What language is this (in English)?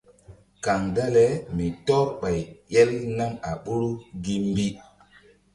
Mbum